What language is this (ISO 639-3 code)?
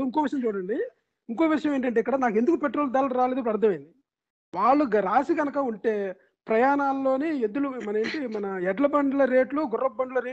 tel